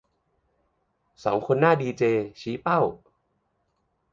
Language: Thai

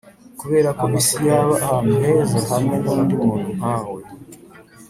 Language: Kinyarwanda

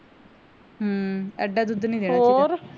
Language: Punjabi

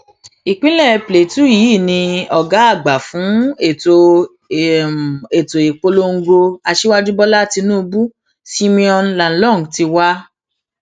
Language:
Yoruba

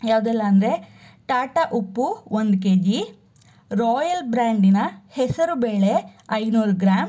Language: Kannada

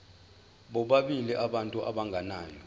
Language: Zulu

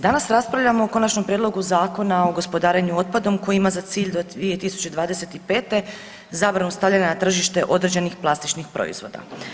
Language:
Croatian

